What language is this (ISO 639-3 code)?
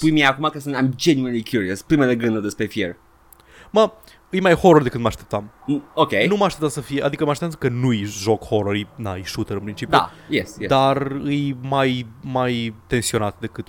ron